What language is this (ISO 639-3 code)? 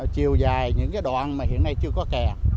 vie